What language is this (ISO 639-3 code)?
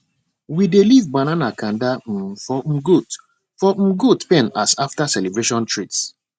pcm